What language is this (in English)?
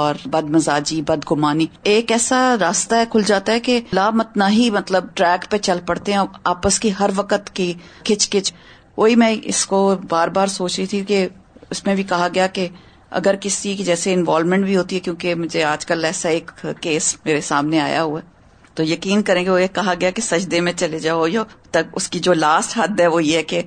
Urdu